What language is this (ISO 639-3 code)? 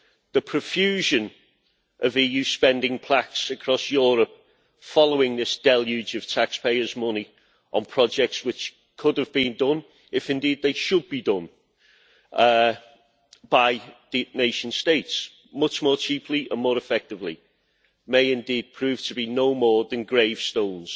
eng